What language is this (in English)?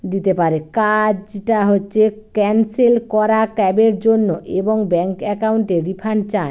Bangla